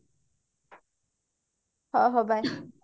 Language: Odia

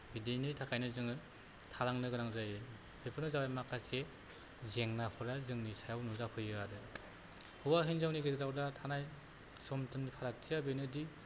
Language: Bodo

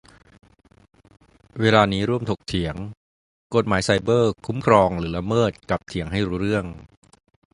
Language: Thai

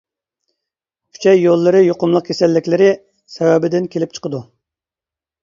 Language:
Uyghur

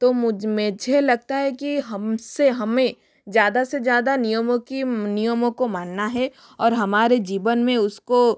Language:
Hindi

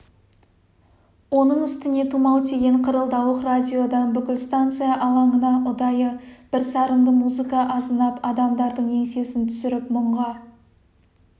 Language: Kazakh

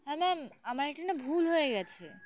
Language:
Bangla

